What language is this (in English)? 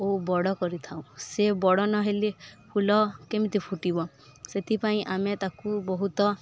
Odia